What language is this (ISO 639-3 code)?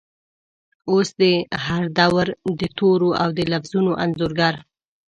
pus